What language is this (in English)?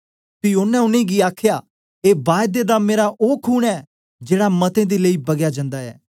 Dogri